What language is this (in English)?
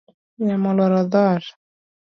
Luo (Kenya and Tanzania)